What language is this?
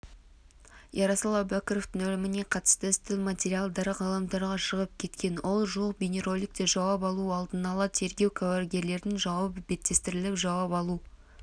Kazakh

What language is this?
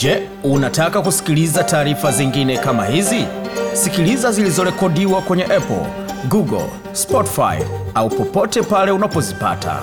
Swahili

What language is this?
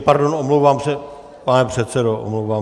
Czech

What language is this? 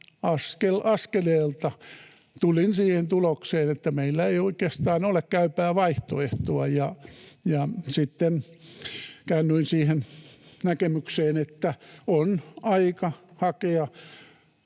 Finnish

